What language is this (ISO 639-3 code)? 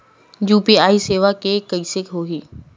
hne